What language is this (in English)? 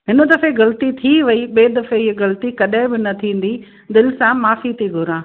Sindhi